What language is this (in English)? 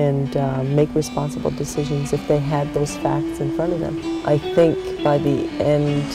English